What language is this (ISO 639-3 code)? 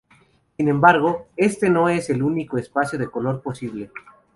spa